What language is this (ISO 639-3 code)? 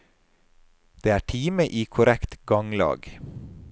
nor